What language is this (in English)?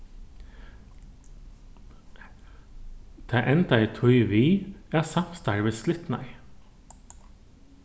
Faroese